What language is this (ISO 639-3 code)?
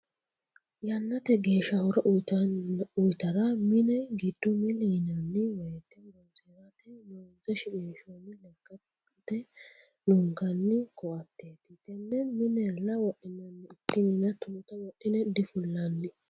sid